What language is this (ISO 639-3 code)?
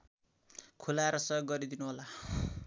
nep